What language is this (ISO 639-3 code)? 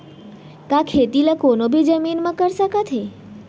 hne